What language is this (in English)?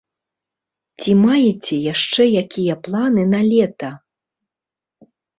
Belarusian